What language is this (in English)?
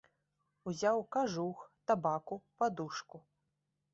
Belarusian